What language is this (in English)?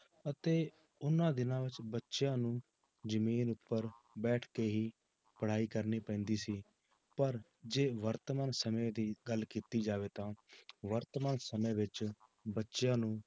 Punjabi